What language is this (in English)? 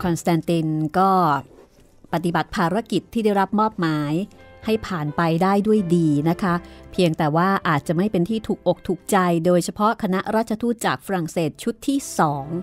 Thai